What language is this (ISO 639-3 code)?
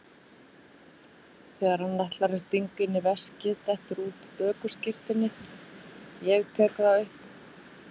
isl